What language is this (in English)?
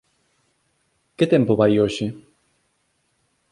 Galician